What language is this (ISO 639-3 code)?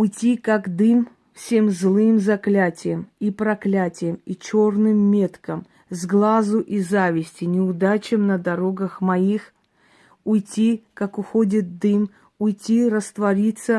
rus